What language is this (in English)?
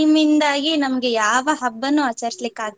Kannada